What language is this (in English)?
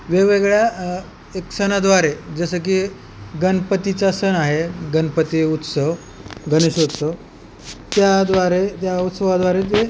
Marathi